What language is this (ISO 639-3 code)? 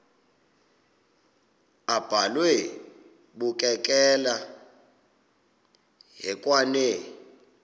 xho